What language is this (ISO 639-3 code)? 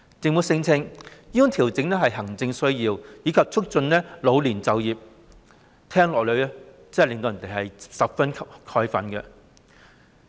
yue